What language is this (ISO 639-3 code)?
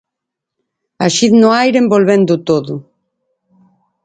glg